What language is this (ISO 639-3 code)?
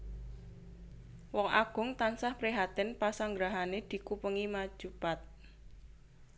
jav